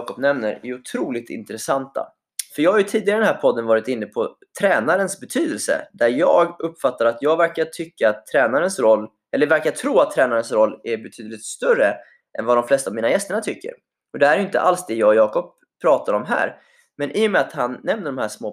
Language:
Swedish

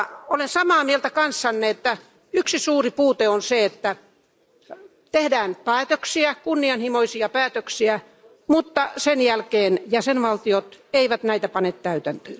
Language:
Finnish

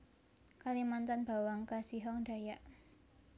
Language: Javanese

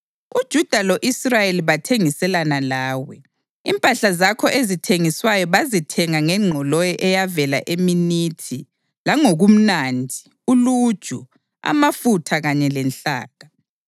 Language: North Ndebele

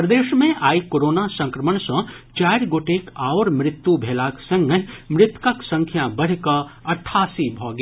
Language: Maithili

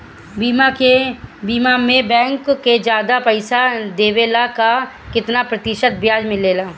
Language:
Bhojpuri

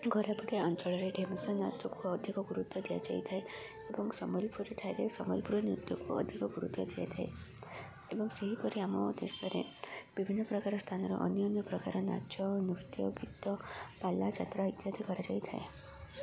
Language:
Odia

